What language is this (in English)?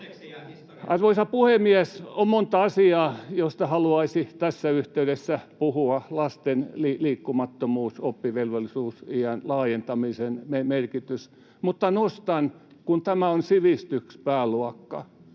Finnish